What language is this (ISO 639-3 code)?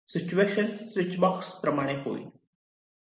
mar